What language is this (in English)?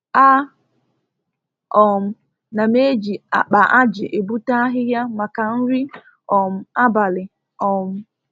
Igbo